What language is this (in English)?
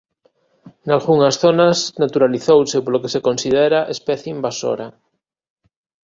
Galician